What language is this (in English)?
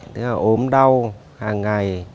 Vietnamese